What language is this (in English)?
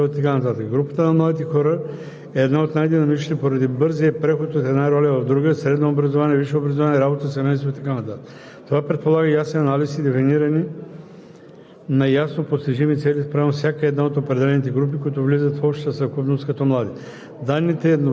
Bulgarian